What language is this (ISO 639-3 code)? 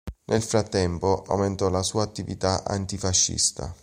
ita